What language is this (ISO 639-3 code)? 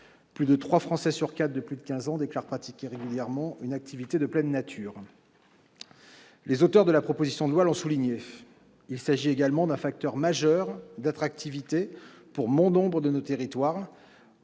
fra